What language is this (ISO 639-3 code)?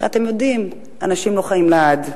heb